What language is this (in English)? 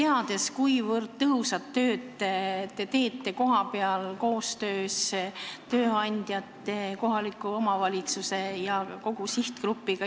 Estonian